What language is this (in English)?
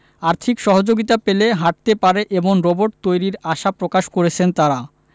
Bangla